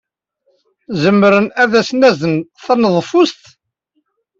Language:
Kabyle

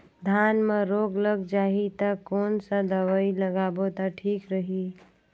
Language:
Chhattisgarhi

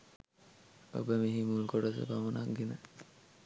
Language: Sinhala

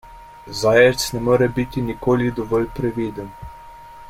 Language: Slovenian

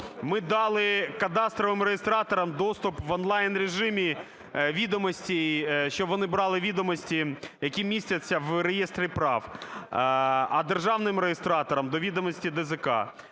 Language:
Ukrainian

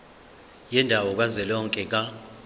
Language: Zulu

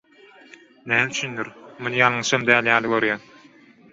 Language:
Turkmen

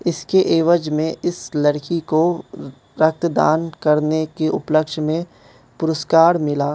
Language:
Hindi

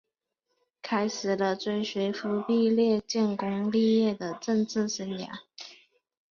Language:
Chinese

